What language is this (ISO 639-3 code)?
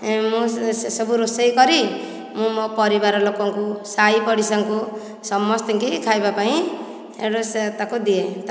ori